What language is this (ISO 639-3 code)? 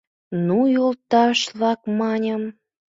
chm